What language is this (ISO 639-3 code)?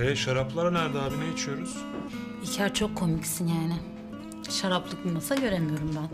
tur